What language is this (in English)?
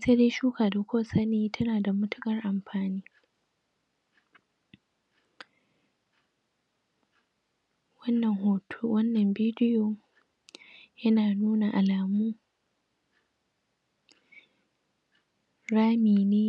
Hausa